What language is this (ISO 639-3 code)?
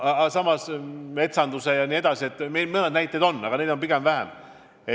est